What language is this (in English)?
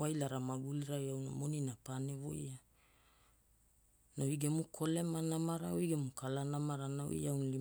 Hula